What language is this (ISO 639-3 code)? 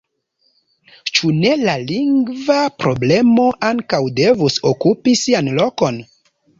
epo